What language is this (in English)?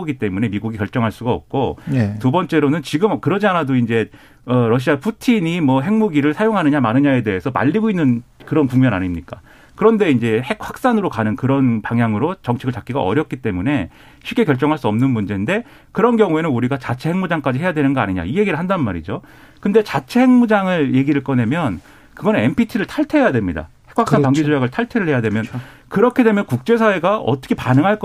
Korean